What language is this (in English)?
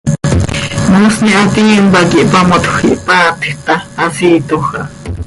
Seri